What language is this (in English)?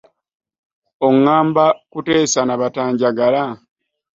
Ganda